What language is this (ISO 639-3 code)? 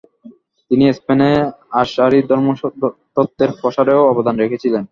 ben